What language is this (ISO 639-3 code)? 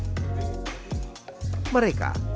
ind